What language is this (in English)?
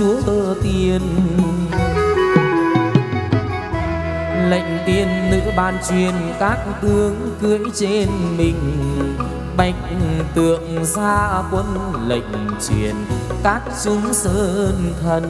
Vietnamese